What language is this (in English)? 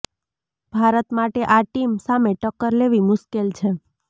Gujarati